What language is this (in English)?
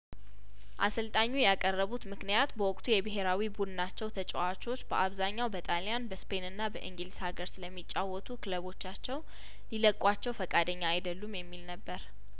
Amharic